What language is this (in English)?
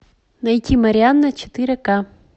Russian